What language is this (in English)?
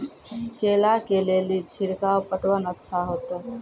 Maithili